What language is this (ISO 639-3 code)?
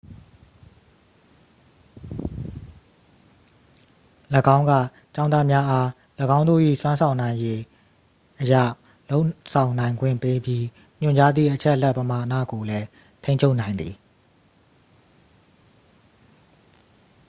mya